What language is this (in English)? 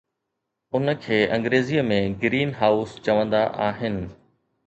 Sindhi